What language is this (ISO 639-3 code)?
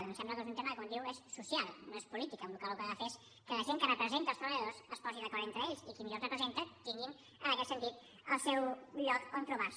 cat